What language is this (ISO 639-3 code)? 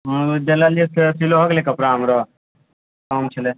mai